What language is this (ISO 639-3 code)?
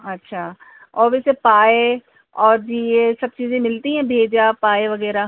urd